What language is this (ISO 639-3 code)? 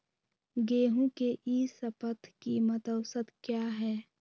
mag